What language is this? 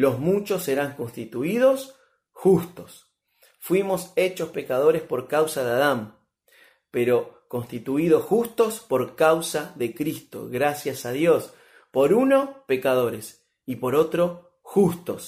Spanish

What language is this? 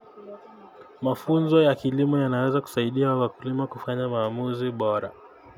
Kalenjin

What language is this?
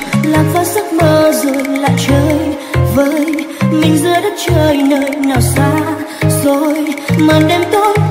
Vietnamese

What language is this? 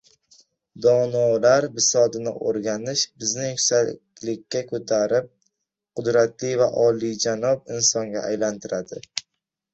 Uzbek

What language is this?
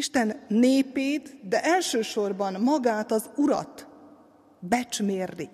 Hungarian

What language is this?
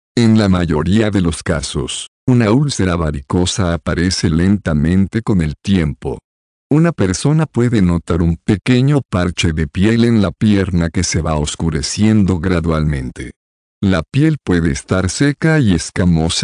Spanish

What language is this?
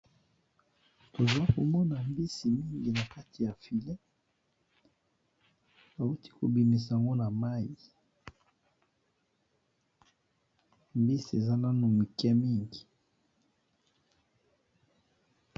Lingala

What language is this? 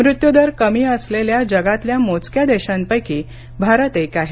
Marathi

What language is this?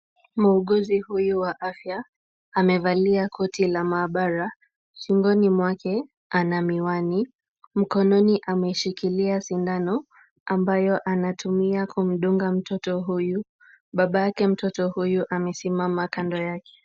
Swahili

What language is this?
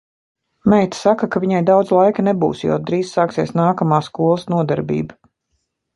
Latvian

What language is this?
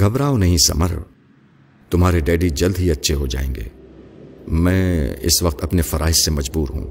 Urdu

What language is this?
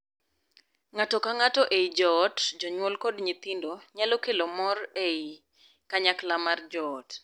Luo (Kenya and Tanzania)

